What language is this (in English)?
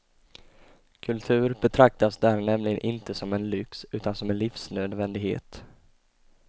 Swedish